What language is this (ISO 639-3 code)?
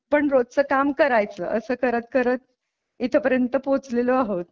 mar